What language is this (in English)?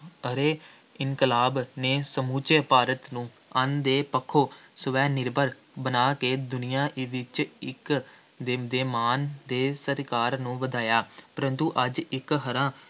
Punjabi